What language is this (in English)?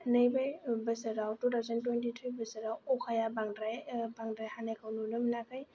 Bodo